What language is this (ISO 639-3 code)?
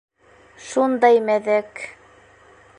bak